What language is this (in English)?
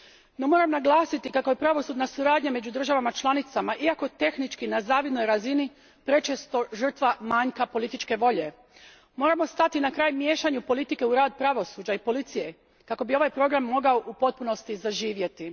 Croatian